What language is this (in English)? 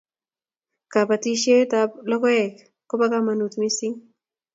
Kalenjin